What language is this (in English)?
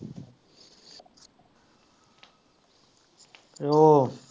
Punjabi